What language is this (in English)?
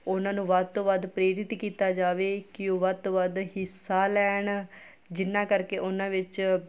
Punjabi